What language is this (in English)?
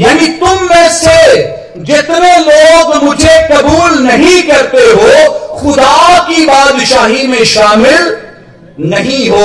Hindi